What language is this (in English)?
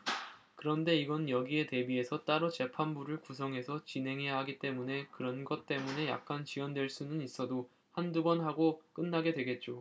Korean